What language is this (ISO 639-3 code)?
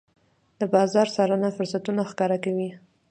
pus